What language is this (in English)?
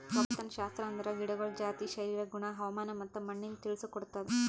Kannada